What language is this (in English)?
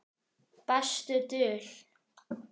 Icelandic